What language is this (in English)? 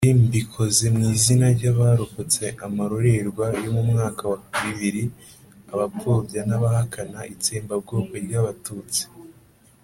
Kinyarwanda